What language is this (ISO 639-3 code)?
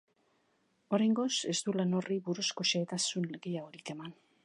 eus